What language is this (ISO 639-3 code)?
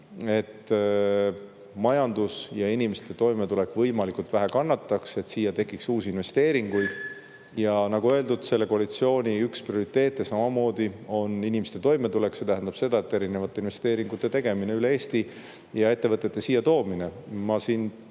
est